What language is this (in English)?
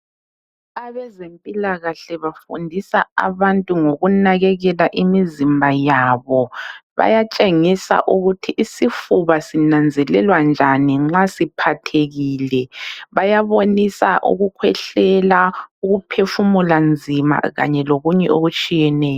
North Ndebele